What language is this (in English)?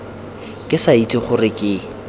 Tswana